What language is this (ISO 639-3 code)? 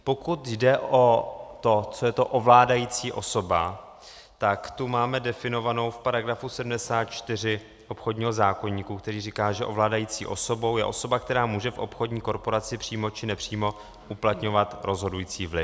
ces